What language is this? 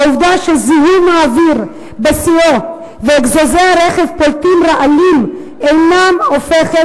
Hebrew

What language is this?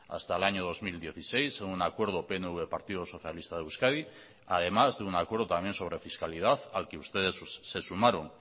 Spanish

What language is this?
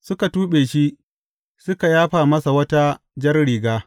Hausa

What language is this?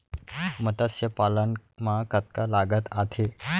Chhattisgarhi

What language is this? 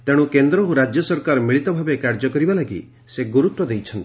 Odia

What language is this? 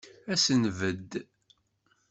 Kabyle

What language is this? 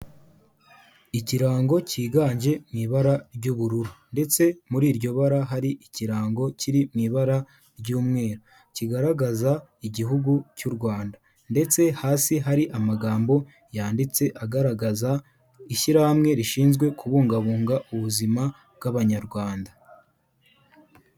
Kinyarwanda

